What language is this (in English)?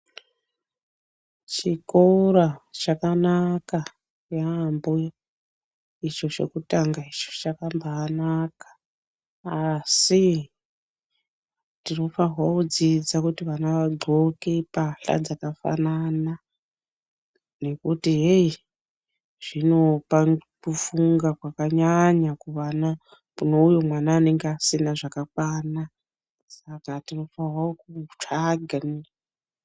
Ndau